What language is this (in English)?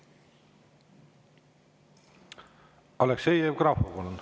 Estonian